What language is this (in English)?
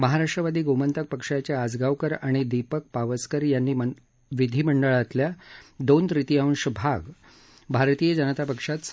Marathi